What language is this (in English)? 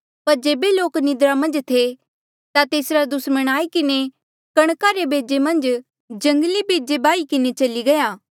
Mandeali